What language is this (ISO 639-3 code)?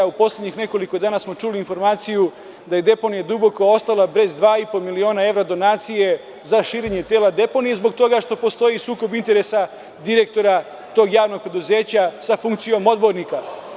srp